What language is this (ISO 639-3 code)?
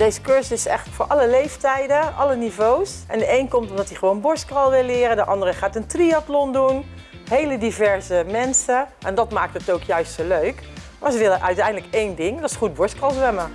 nld